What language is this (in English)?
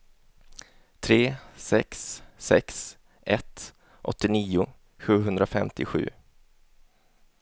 Swedish